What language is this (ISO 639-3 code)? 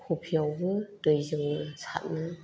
brx